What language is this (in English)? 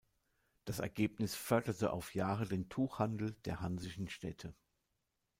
German